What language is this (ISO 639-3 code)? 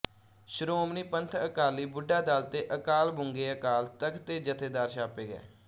pan